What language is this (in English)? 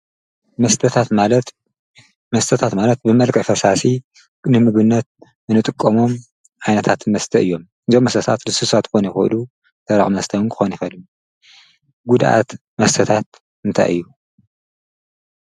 Tigrinya